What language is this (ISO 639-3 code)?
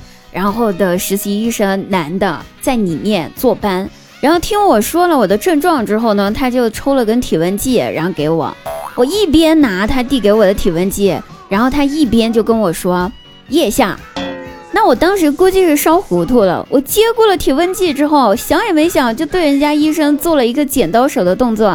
zho